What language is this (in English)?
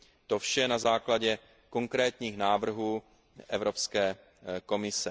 Czech